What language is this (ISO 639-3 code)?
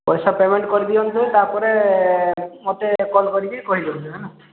ori